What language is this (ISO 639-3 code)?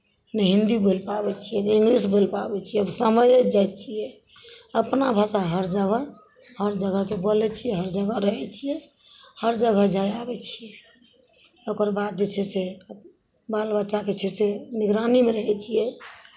mai